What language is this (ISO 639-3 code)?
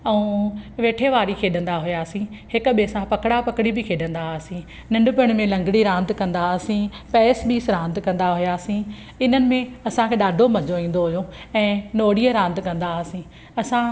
snd